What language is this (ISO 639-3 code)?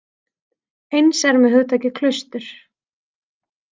isl